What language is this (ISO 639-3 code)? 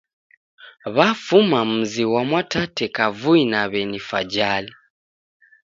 dav